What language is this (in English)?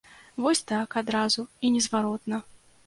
Belarusian